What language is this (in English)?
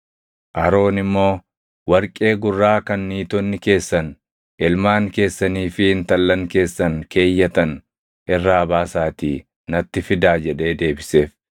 Oromo